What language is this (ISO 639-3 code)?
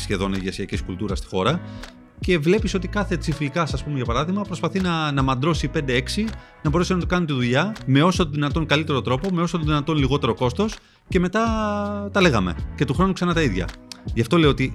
ell